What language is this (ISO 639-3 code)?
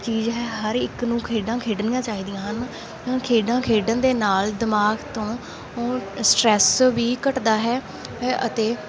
pan